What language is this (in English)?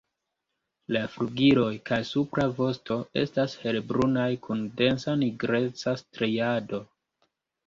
Esperanto